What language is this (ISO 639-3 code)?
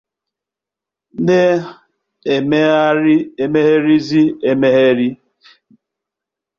ibo